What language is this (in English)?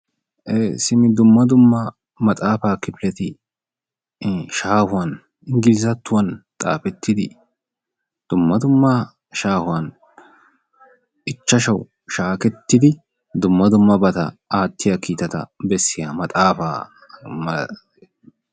Wolaytta